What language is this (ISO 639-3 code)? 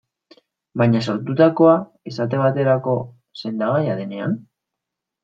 eus